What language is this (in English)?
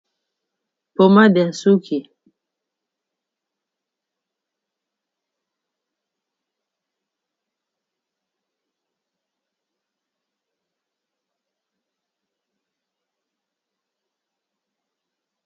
Lingala